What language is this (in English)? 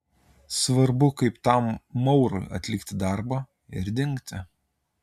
Lithuanian